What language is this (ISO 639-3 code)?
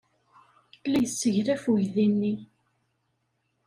kab